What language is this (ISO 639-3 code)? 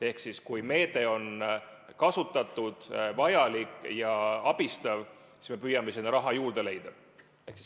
est